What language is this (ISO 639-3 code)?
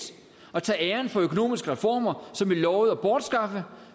dan